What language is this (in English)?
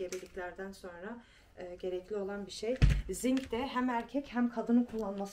Turkish